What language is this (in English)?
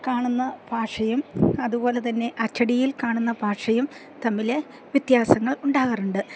Malayalam